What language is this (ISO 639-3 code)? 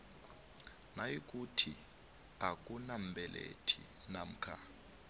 nbl